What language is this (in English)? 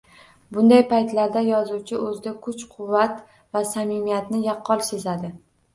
Uzbek